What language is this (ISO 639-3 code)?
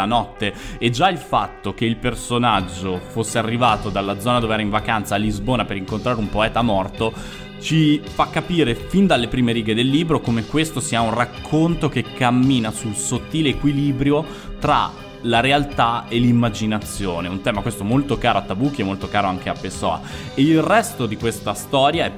ita